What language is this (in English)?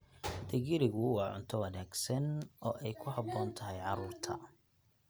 Somali